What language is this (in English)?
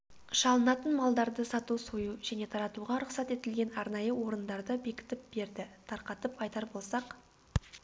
Kazakh